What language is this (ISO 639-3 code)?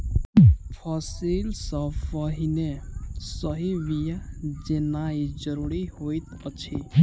mai